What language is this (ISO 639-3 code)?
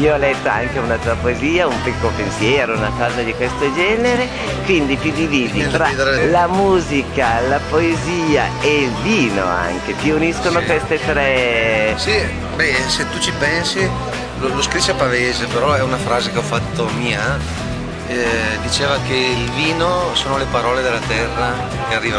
ita